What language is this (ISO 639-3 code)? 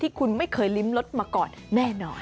tha